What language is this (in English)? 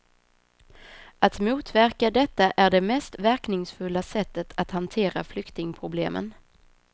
Swedish